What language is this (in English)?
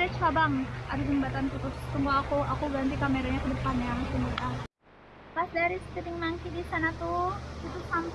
Indonesian